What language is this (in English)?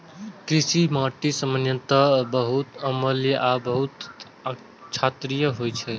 Maithili